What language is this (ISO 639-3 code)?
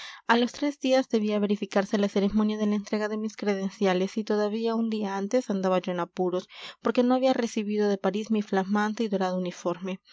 spa